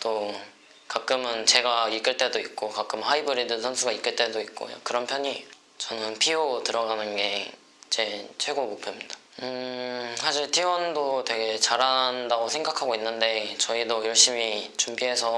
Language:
Korean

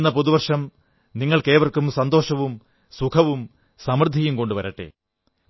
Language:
Malayalam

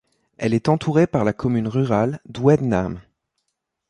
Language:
French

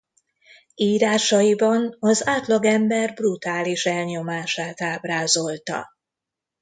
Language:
Hungarian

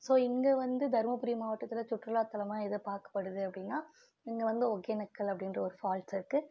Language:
Tamil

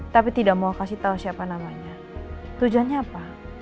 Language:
Indonesian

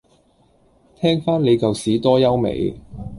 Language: Cantonese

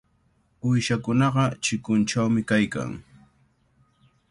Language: Cajatambo North Lima Quechua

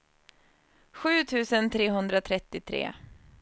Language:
Swedish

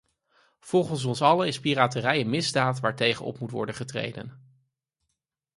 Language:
Dutch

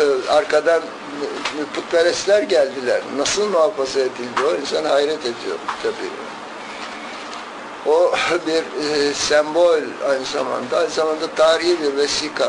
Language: Turkish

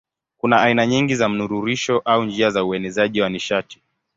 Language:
Swahili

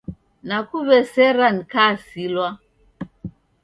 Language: Taita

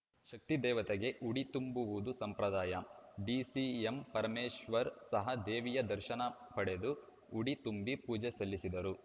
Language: Kannada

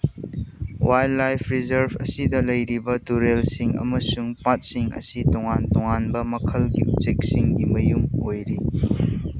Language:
Manipuri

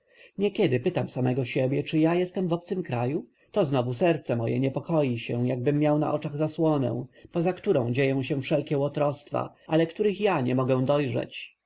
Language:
Polish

